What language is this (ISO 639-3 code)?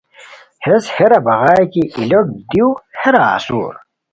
khw